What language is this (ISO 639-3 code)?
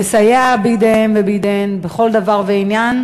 heb